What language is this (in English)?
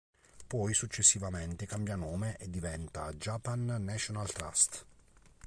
Italian